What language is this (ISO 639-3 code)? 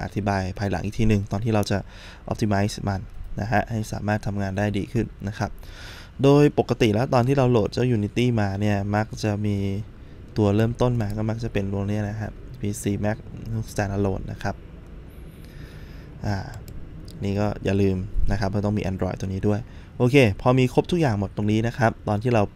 tha